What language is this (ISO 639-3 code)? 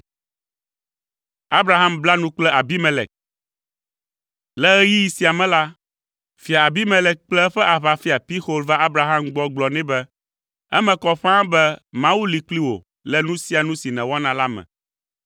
ewe